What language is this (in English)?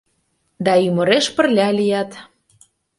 Mari